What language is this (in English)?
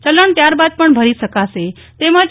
Gujarati